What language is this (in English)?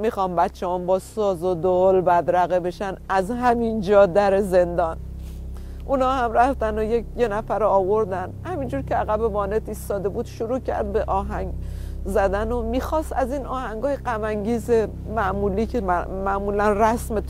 Persian